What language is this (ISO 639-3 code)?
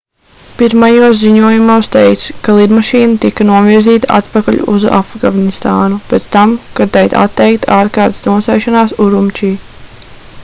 lav